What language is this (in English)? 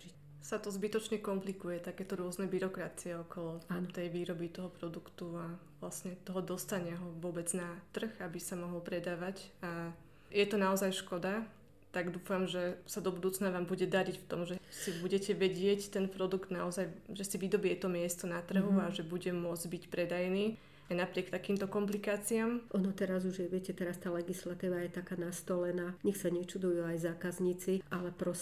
Slovak